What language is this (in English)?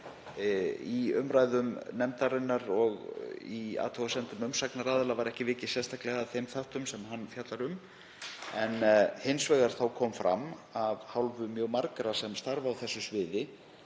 Icelandic